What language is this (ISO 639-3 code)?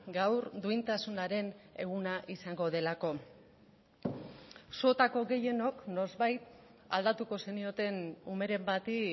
eus